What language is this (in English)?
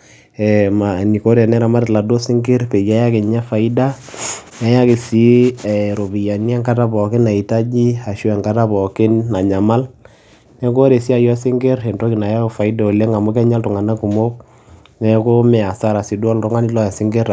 Masai